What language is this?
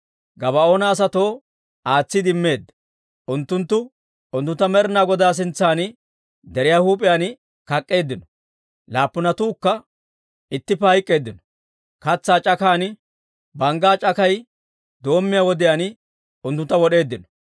Dawro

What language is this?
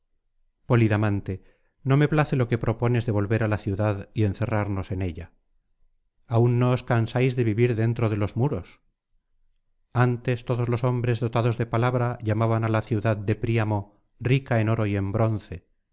Spanish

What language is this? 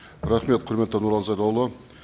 Kazakh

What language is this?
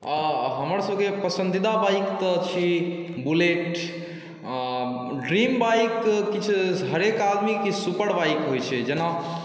Maithili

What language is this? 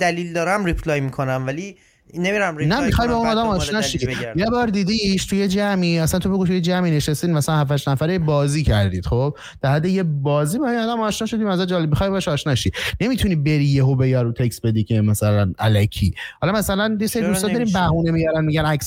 Persian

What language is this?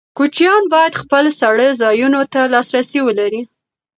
Pashto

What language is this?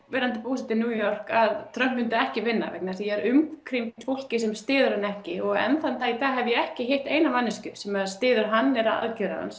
Icelandic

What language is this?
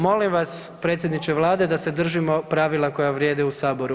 Croatian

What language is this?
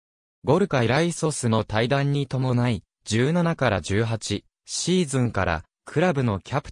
Japanese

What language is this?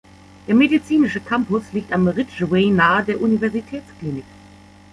German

